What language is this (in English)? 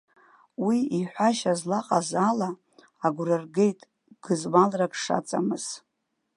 Abkhazian